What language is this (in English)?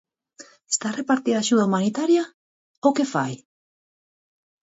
Galician